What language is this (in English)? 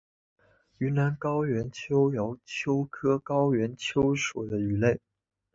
Chinese